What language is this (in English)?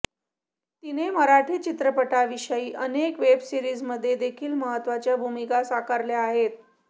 Marathi